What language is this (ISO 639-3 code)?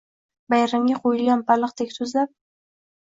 uzb